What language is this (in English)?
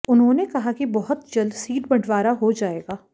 Hindi